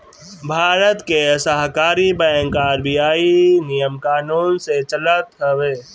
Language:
Bhojpuri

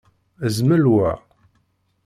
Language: Kabyle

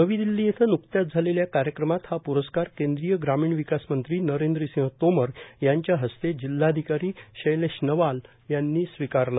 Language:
Marathi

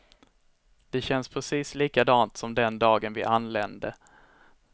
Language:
Swedish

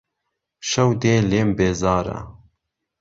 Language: Central Kurdish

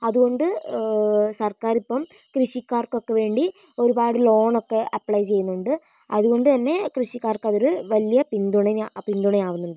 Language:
Malayalam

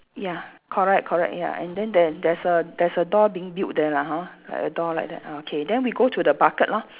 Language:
English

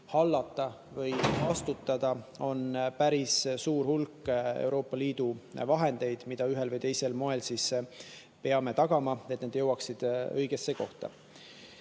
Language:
Estonian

